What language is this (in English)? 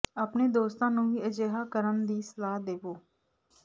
Punjabi